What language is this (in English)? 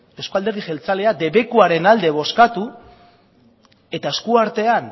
Basque